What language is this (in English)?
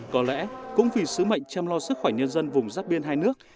Vietnamese